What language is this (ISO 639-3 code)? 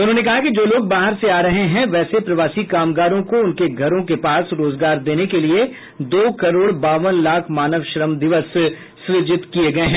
hin